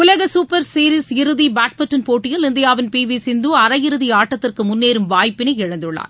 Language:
Tamil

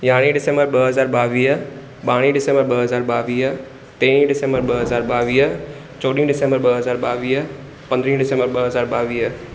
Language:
Sindhi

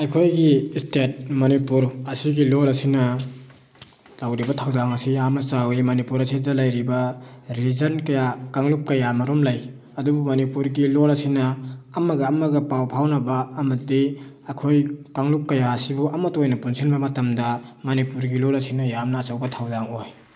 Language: Manipuri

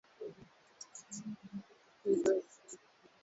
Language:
Swahili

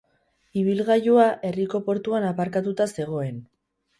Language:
Basque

